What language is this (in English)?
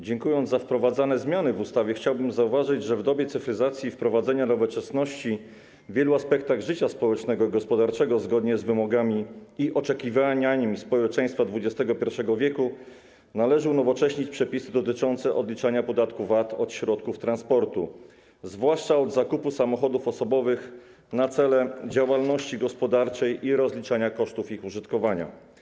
Polish